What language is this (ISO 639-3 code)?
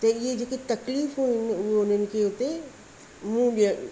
snd